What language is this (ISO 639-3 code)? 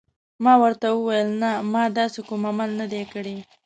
pus